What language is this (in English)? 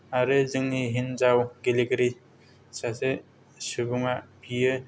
Bodo